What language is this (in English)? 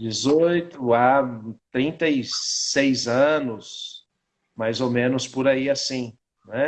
Portuguese